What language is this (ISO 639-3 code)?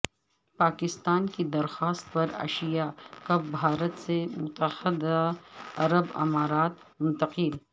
urd